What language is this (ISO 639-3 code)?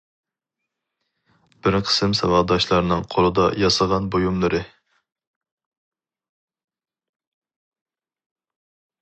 uig